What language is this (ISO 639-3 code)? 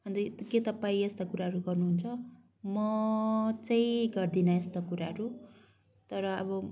nep